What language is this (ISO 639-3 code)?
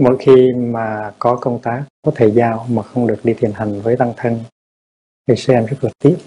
vie